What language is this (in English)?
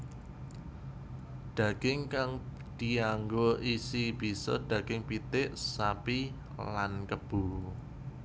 Javanese